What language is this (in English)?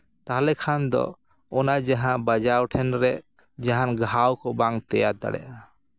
Santali